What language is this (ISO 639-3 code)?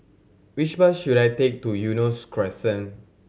eng